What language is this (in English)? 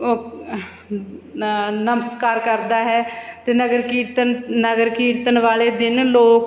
Punjabi